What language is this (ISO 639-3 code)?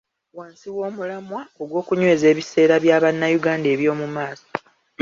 lug